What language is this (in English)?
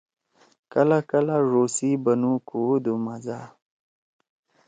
Torwali